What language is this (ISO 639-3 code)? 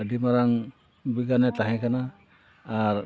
sat